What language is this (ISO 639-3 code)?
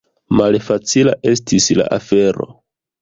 epo